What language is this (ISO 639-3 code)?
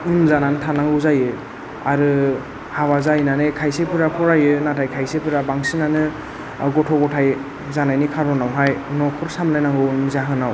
brx